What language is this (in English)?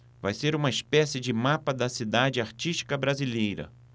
Portuguese